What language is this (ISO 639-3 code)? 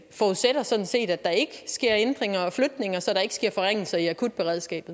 dan